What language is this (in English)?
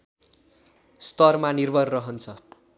Nepali